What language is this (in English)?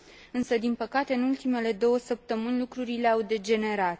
Romanian